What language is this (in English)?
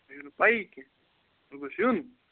Kashmiri